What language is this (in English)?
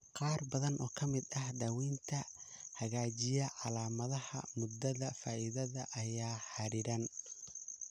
Somali